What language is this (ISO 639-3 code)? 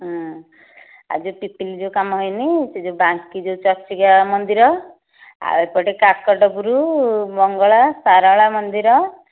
ori